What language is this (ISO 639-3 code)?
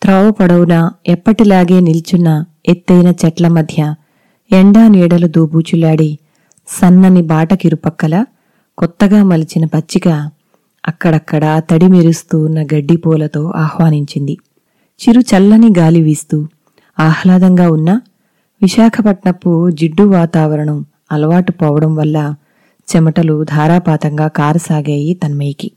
tel